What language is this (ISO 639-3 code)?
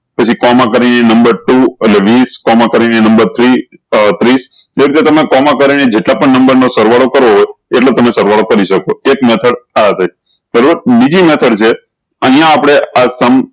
guj